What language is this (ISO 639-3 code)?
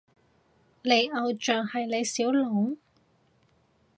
yue